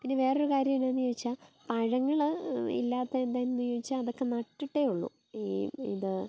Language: Malayalam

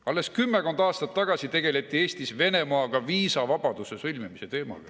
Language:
Estonian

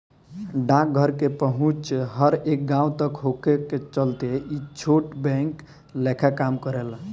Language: Bhojpuri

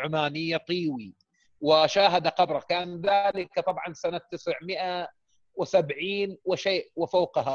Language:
Arabic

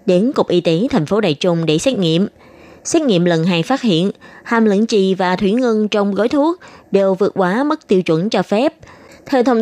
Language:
Vietnamese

